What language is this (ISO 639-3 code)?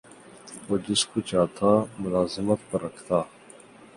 urd